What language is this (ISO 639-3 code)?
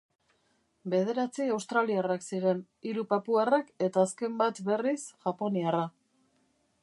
eus